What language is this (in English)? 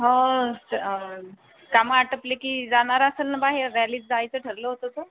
Marathi